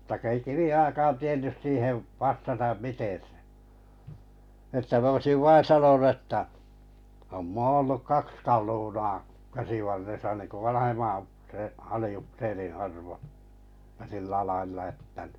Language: Finnish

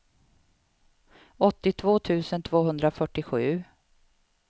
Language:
Swedish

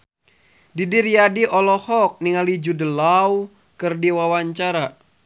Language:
Sundanese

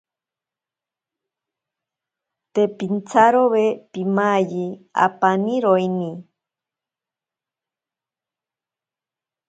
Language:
Ashéninka Perené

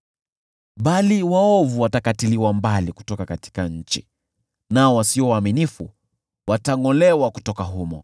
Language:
Swahili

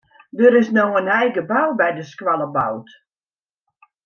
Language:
Western Frisian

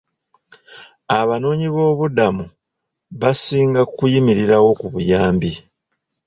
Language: Ganda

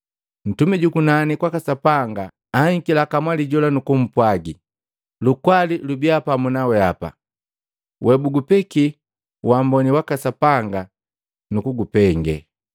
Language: Matengo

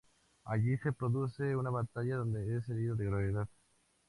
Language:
Spanish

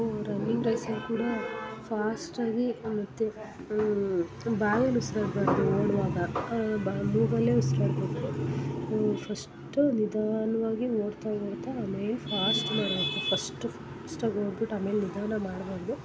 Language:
Kannada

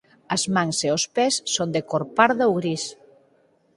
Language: Galician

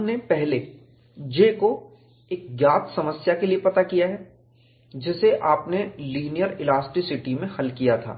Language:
Hindi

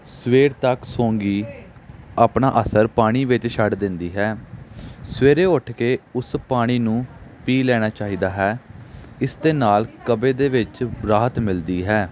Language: Punjabi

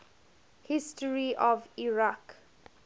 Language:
English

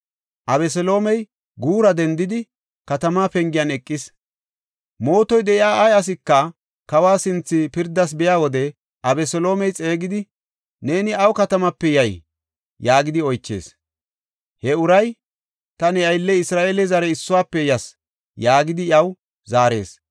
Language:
Gofa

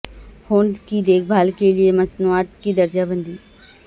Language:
Urdu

